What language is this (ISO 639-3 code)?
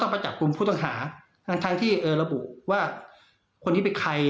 tha